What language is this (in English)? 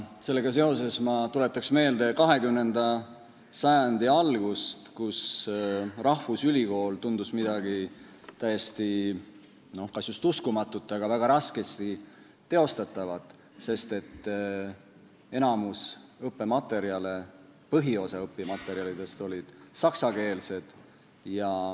Estonian